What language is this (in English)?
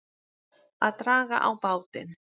Icelandic